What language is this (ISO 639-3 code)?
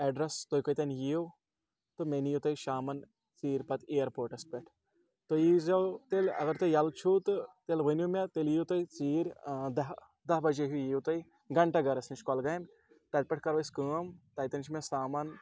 kas